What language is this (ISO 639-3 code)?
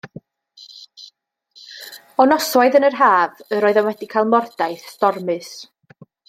cym